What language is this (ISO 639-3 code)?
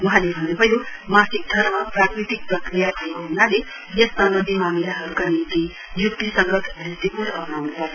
nep